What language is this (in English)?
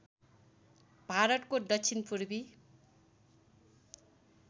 Nepali